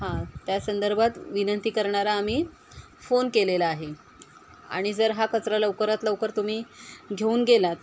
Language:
Marathi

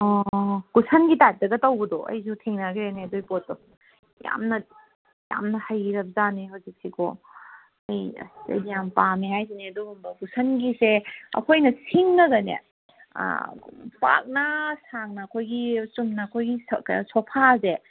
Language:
Manipuri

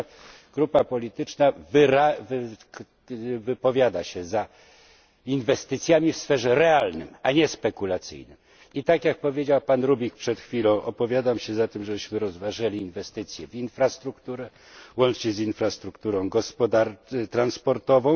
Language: Polish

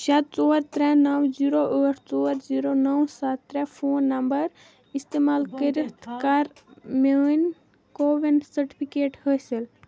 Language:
Kashmiri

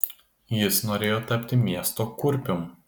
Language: Lithuanian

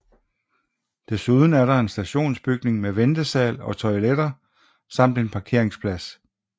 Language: Danish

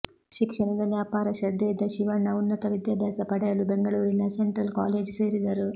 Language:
Kannada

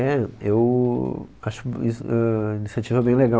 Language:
Portuguese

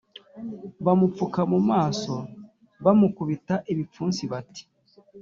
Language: Kinyarwanda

